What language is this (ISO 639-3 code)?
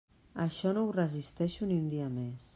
cat